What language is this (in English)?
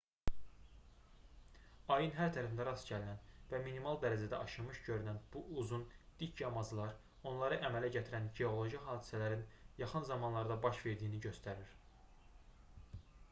Azerbaijani